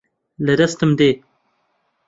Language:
Central Kurdish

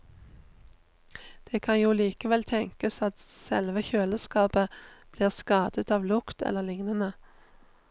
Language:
Norwegian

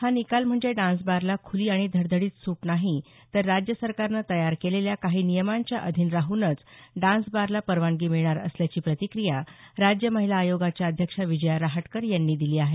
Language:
Marathi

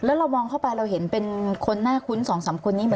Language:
Thai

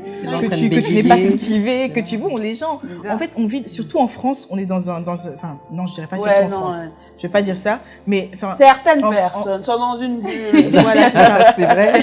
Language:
French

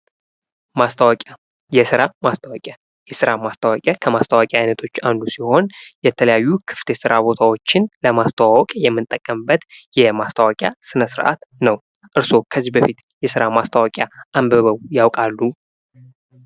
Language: Amharic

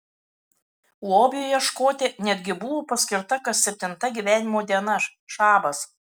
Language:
Lithuanian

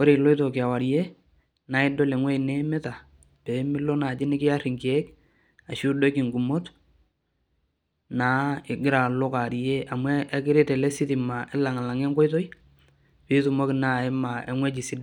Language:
Masai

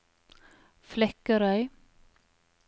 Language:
Norwegian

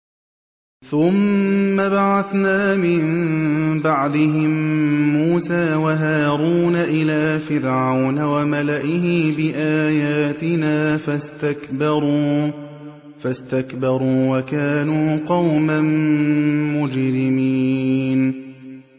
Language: Arabic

